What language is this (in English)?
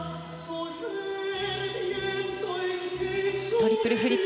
Japanese